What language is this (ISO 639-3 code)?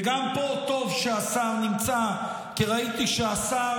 heb